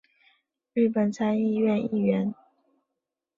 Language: Chinese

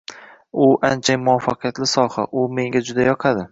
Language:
Uzbek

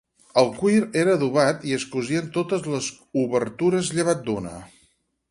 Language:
Catalan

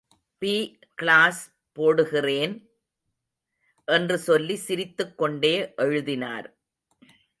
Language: Tamil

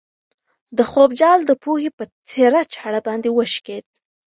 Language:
Pashto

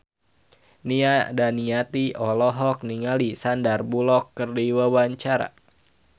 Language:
Sundanese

